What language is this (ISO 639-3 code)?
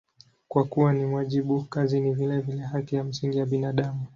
swa